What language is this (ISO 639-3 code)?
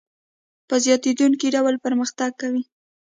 pus